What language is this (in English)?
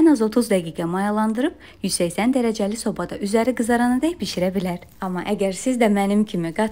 Turkish